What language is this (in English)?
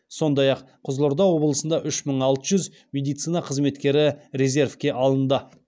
Kazakh